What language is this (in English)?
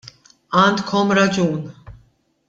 Maltese